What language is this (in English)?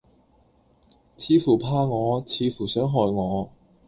Cantonese